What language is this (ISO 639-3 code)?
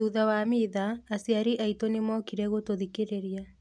kik